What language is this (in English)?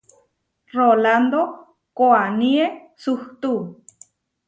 Huarijio